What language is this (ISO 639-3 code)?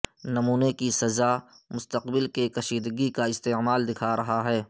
urd